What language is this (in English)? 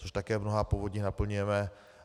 Czech